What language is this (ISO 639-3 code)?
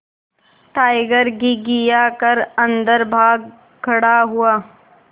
hin